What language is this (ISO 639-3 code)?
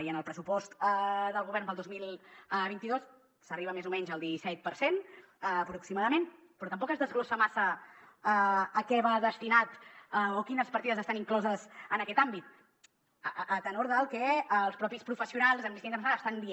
cat